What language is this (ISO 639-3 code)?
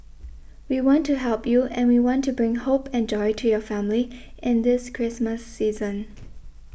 eng